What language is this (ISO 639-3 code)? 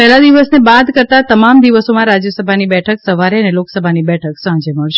guj